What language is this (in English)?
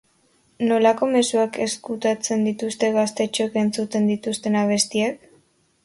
Basque